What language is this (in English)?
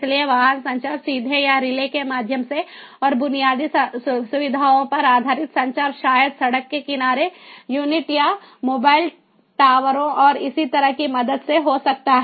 Hindi